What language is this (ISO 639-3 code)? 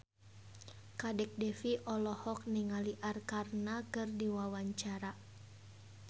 sun